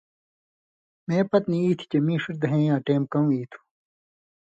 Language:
Indus Kohistani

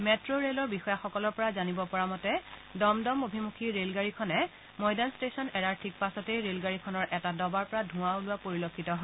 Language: Assamese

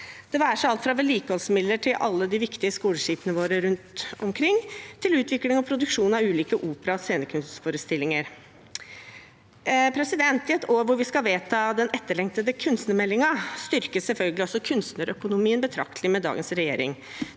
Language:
Norwegian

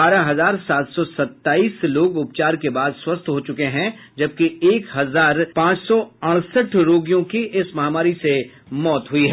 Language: Hindi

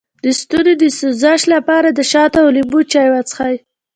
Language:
Pashto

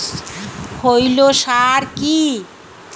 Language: Bangla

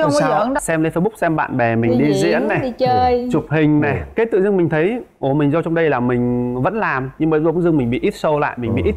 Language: Vietnamese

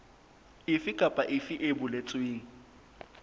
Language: Southern Sotho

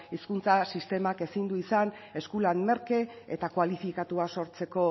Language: Basque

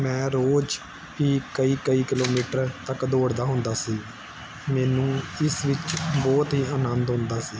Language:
Punjabi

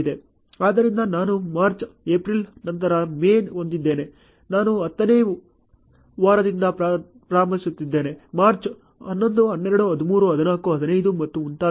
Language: Kannada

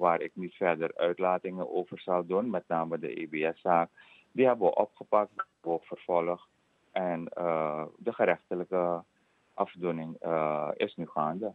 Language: Dutch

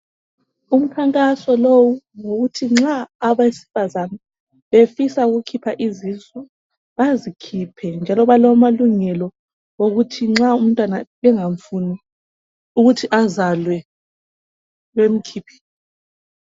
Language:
North Ndebele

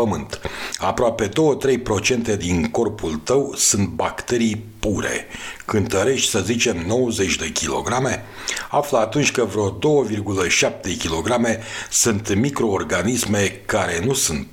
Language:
Romanian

